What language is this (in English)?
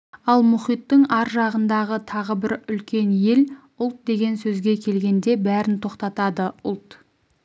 Kazakh